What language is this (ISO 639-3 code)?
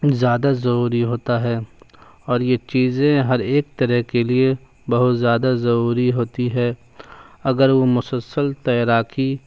urd